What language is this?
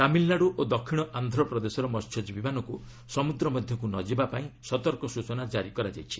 Odia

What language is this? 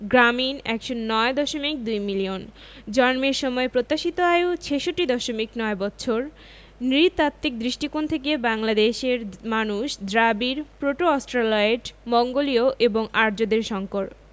Bangla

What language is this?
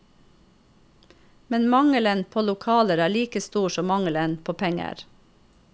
Norwegian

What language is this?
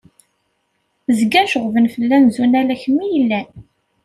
Kabyle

